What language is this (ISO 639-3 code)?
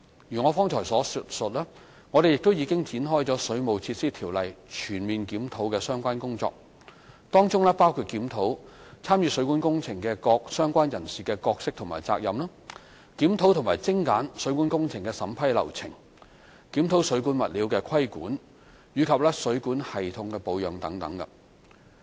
yue